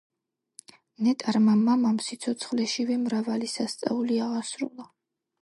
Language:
Georgian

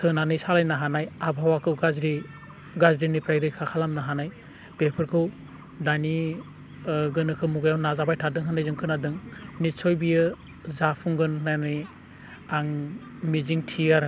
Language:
Bodo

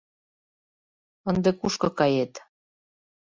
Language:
Mari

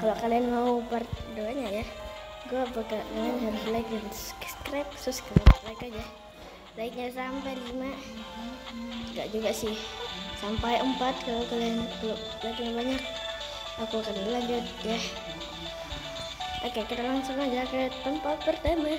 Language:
Indonesian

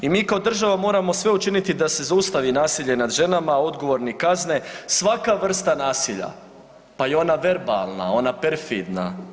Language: Croatian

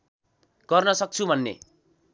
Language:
Nepali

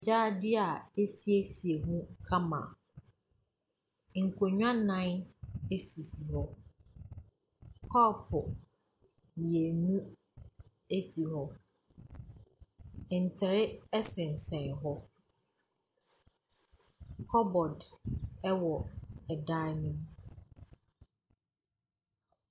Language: Akan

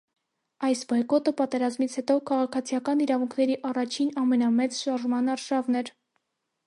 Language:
Armenian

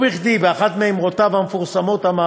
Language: Hebrew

